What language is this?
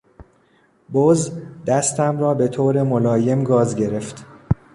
Persian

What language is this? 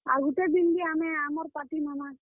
Odia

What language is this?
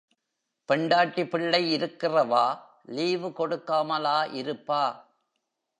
Tamil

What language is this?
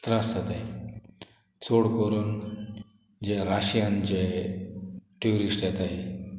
Konkani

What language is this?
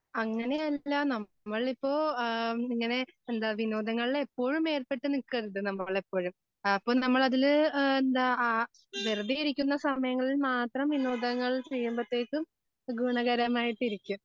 Malayalam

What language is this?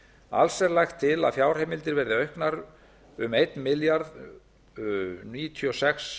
Icelandic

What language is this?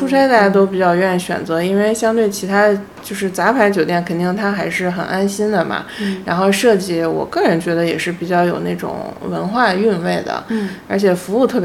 Chinese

